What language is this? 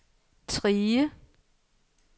Danish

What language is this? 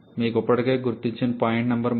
Telugu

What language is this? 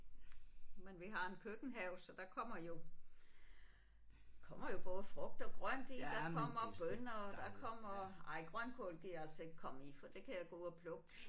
Danish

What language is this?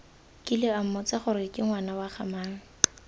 Tswana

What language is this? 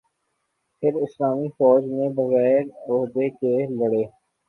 Urdu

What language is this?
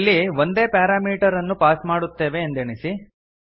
Kannada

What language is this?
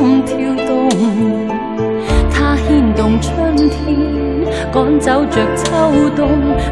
Chinese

